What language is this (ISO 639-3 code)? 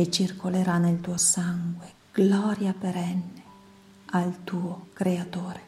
ita